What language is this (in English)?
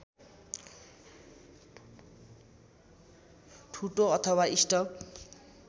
Nepali